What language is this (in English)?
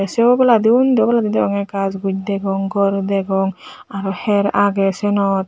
Chakma